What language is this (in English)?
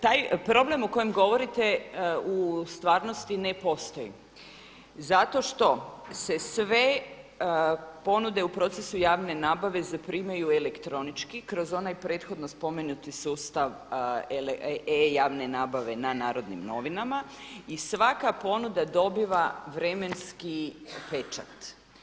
Croatian